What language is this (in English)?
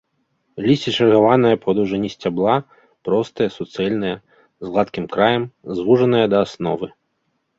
Belarusian